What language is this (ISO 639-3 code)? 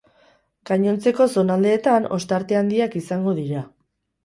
eus